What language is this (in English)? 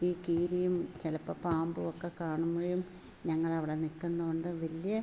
Malayalam